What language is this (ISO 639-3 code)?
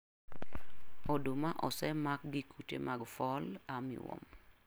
luo